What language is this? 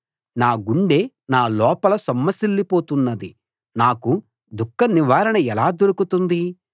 Telugu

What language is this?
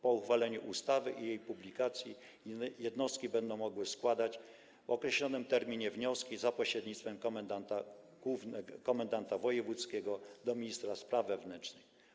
Polish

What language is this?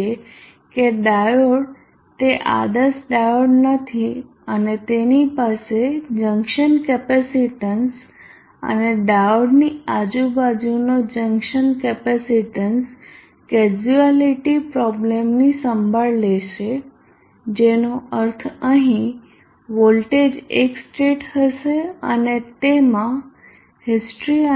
Gujarati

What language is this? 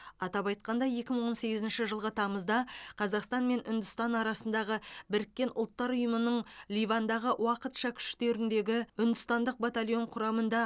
Kazakh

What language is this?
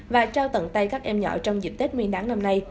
Vietnamese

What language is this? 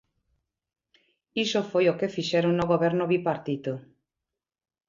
Galician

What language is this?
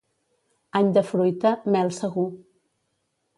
Catalan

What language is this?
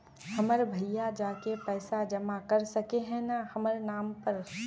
Magahi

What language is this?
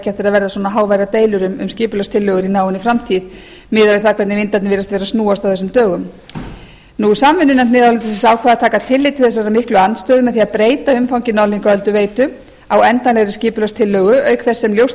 Icelandic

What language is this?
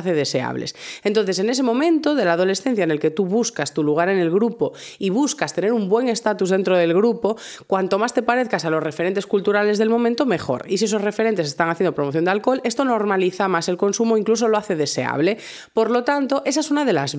Spanish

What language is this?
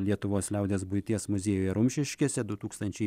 Lithuanian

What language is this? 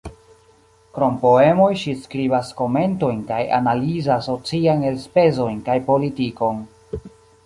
Esperanto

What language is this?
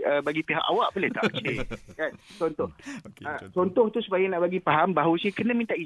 Malay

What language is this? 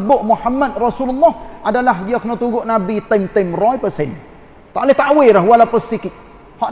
Malay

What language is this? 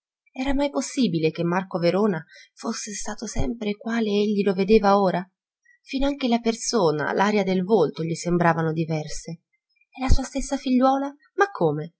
Italian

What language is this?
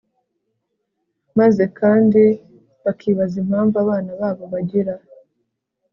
Kinyarwanda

